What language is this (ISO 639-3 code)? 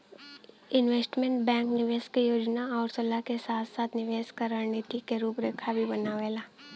bho